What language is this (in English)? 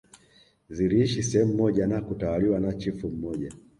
Swahili